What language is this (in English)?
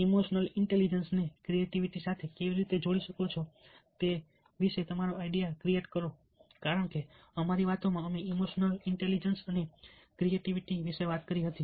Gujarati